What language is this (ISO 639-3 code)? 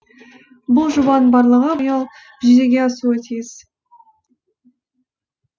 kaz